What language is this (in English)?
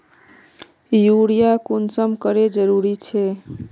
Magahi